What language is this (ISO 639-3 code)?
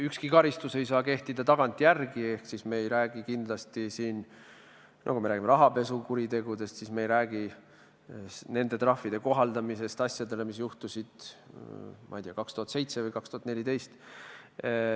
est